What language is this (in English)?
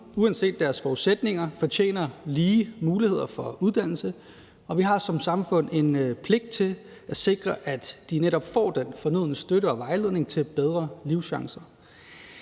Danish